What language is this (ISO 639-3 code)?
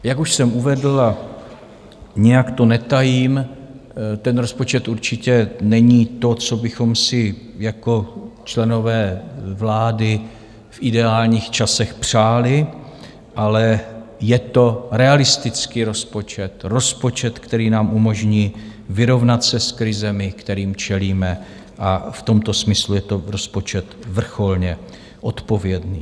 ces